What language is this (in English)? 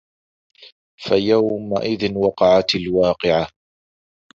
Arabic